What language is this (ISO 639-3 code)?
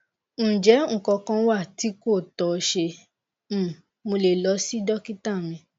yor